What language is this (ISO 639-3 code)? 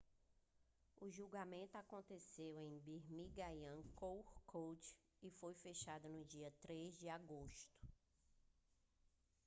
por